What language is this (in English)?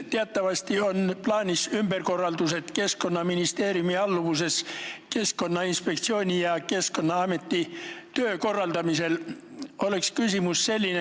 Estonian